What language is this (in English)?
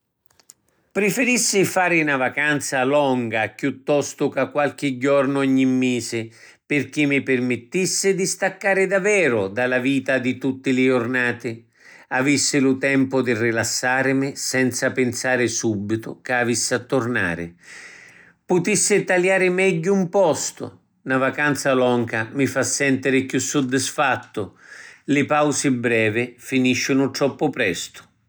Sicilian